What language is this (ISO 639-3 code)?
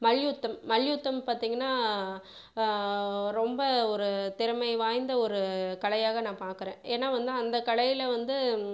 tam